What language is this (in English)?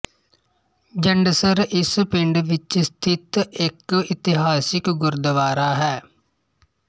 Punjabi